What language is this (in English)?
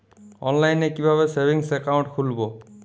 Bangla